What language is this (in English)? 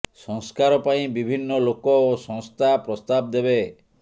Odia